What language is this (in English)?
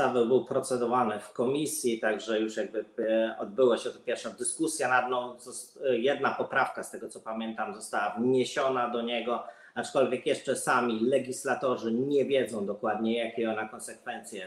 Polish